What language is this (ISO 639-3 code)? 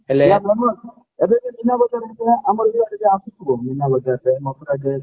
ori